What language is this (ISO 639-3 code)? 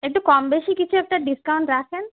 ben